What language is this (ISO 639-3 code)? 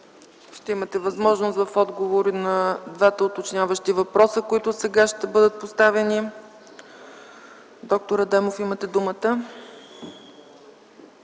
bul